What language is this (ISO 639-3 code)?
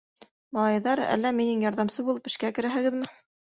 bak